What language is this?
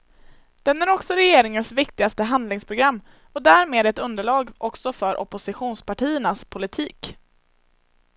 Swedish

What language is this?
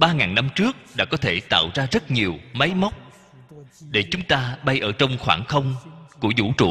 Vietnamese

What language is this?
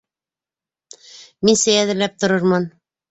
Bashkir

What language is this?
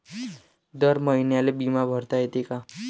Marathi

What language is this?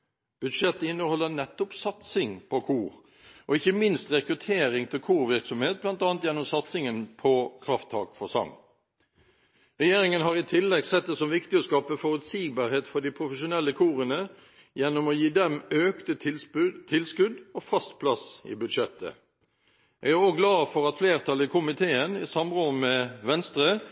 Norwegian Bokmål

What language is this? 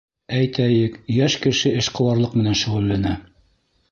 Bashkir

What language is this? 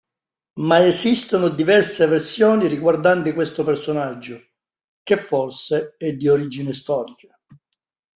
Italian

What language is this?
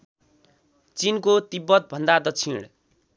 Nepali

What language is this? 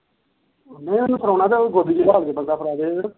Punjabi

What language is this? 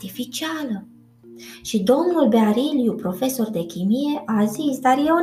Romanian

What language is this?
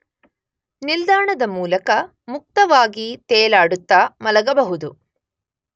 Kannada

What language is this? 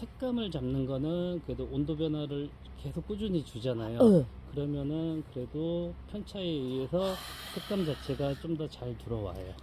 Korean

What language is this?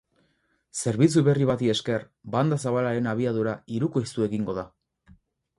Basque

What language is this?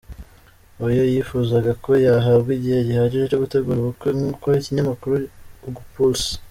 Kinyarwanda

